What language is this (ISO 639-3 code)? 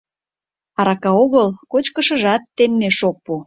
chm